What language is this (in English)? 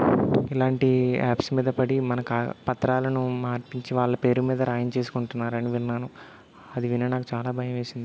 Telugu